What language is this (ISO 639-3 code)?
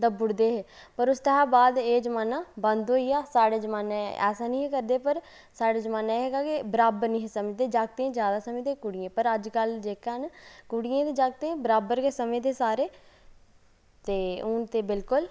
doi